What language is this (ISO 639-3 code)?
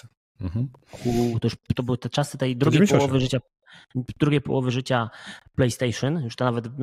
pol